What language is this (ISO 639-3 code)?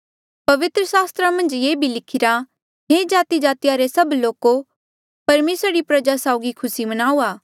mjl